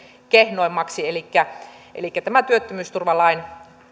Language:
Finnish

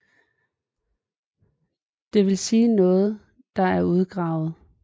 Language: Danish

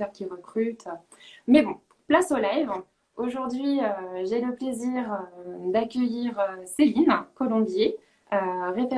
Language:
French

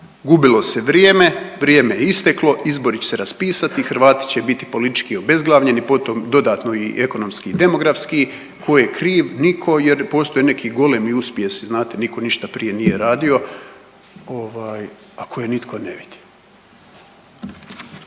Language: Croatian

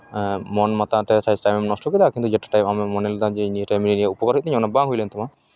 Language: Santali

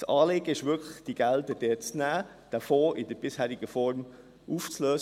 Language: Swiss German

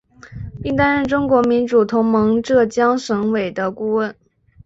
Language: Chinese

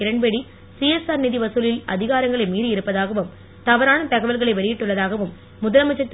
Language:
Tamil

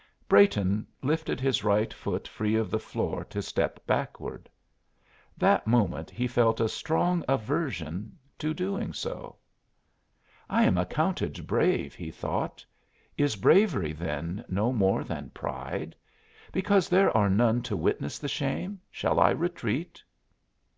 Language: English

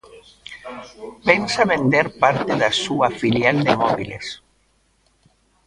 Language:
Galician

